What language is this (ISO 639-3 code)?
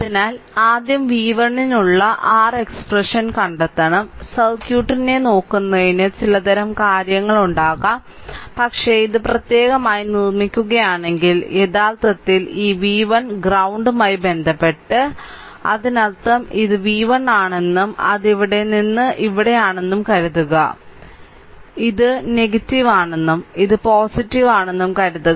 mal